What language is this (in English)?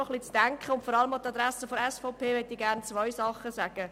Swiss German